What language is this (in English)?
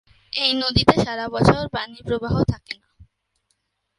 Bangla